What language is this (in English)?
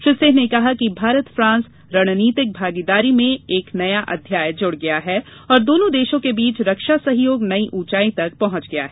Hindi